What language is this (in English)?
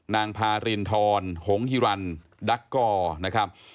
Thai